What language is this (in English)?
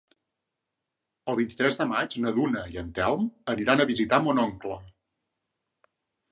Catalan